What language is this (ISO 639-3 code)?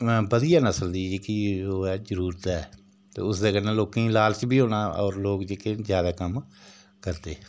doi